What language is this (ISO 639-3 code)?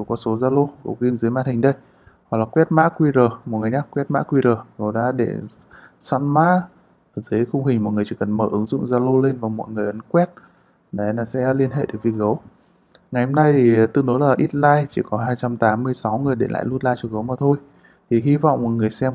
vie